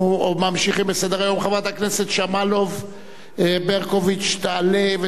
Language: Hebrew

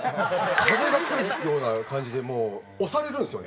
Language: Japanese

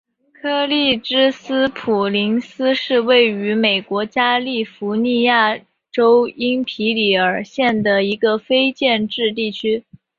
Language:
Chinese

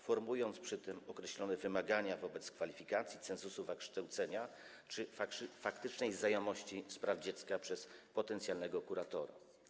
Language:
Polish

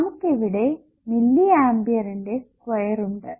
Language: Malayalam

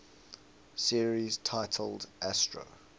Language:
English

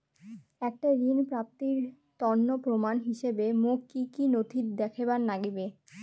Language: Bangla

